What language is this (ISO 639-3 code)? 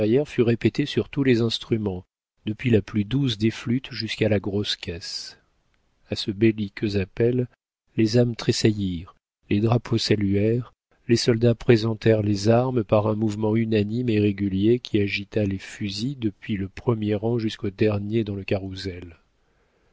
fra